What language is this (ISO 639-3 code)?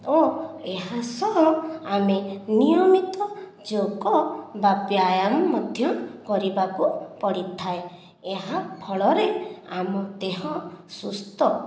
ori